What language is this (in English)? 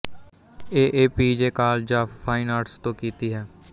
Punjabi